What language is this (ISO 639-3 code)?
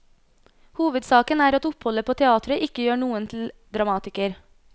nor